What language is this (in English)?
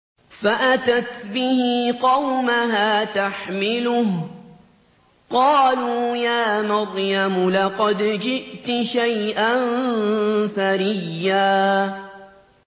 Arabic